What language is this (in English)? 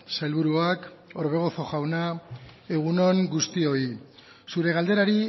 Basque